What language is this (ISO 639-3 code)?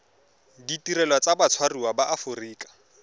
tsn